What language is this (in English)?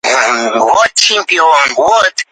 Uzbek